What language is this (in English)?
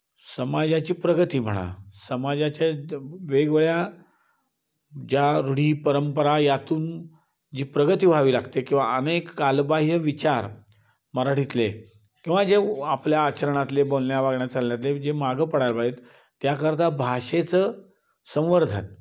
Marathi